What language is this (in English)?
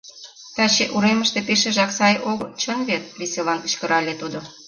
Mari